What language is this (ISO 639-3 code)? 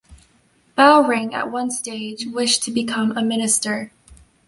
eng